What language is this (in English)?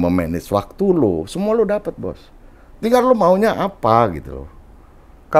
Indonesian